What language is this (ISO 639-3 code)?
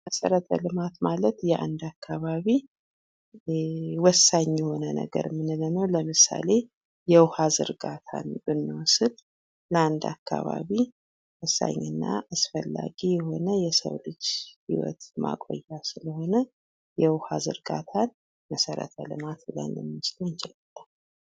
amh